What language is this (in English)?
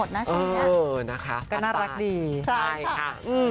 Thai